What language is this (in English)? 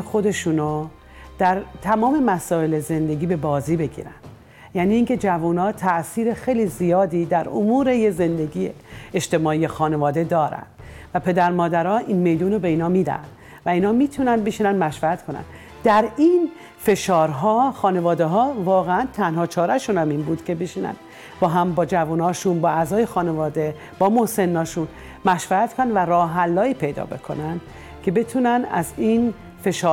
Persian